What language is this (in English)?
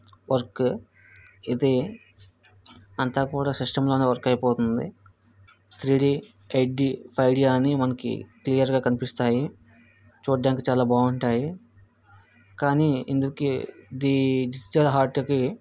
Telugu